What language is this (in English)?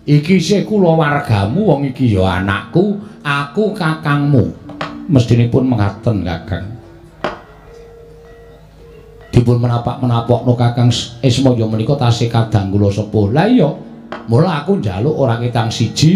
Indonesian